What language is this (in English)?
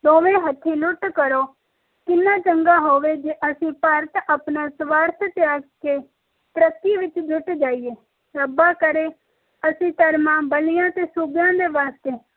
Punjabi